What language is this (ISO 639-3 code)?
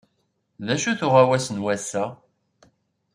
kab